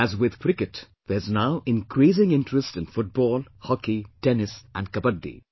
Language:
English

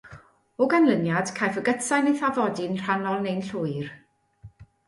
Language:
Welsh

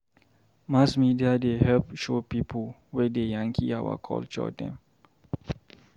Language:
Nigerian Pidgin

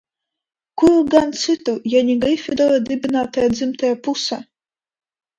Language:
Latvian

